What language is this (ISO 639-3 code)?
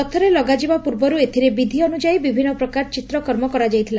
ori